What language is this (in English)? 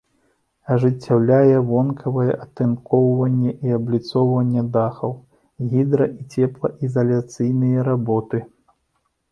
Belarusian